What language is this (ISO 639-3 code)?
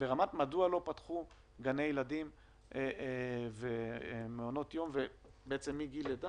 heb